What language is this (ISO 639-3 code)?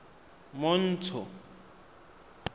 tsn